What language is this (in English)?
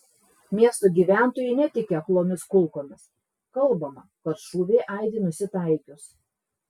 Lithuanian